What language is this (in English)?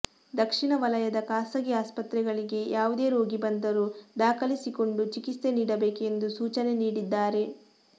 Kannada